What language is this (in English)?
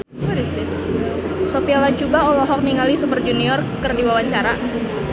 Sundanese